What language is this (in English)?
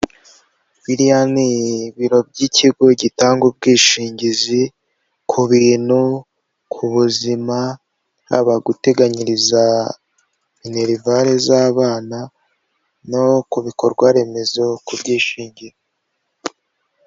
Kinyarwanda